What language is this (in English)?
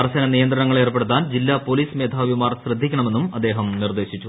Malayalam